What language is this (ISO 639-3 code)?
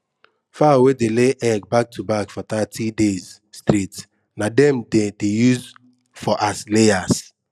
pcm